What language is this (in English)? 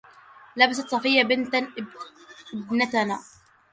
Arabic